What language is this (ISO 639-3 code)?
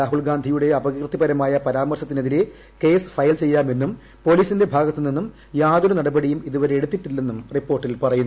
mal